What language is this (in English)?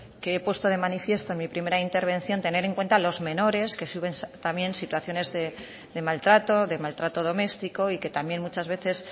Spanish